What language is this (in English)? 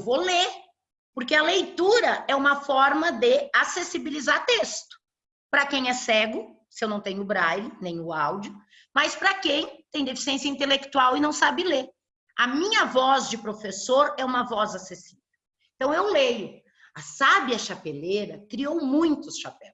Portuguese